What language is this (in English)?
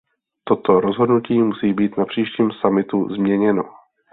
Czech